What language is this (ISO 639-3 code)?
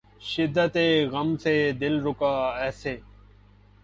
urd